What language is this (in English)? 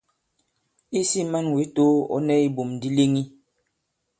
Bankon